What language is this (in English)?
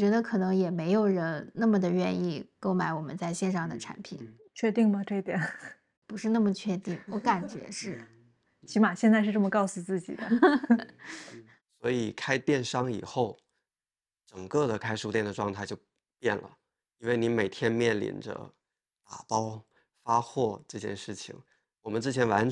Chinese